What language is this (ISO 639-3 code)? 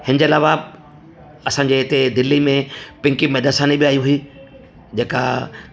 snd